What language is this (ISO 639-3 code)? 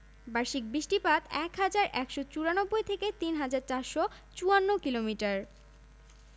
ben